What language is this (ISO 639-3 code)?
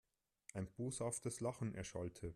deu